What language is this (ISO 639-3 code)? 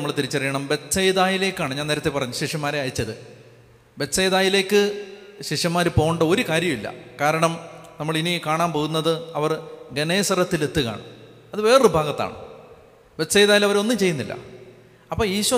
mal